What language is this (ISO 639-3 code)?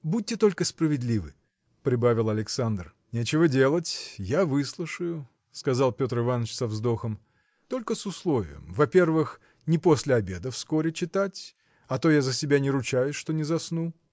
rus